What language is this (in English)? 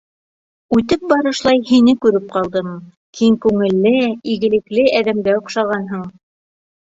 Bashkir